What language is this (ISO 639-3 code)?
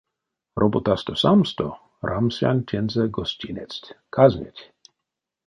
myv